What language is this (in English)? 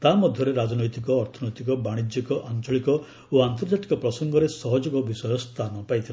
Odia